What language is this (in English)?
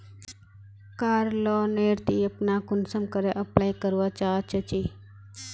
Magahi